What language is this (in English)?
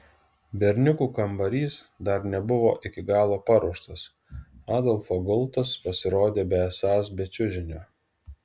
Lithuanian